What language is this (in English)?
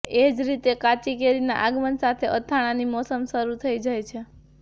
Gujarati